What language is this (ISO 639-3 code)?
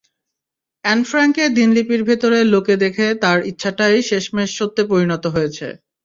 ben